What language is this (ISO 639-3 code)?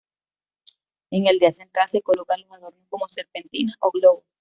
spa